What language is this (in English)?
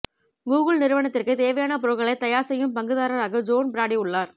Tamil